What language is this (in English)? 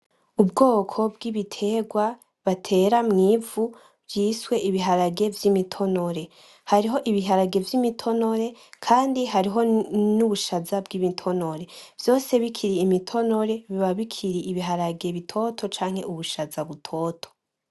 Rundi